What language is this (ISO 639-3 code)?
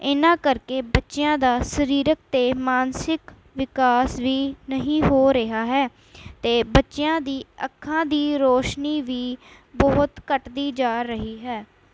pan